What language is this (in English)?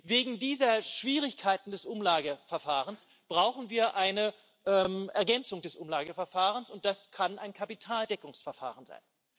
German